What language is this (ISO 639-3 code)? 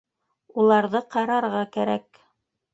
bak